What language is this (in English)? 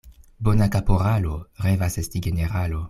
Esperanto